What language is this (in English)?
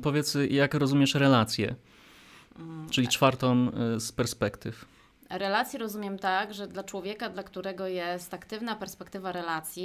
Polish